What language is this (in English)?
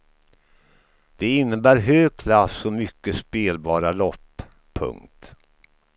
Swedish